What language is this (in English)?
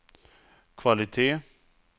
Swedish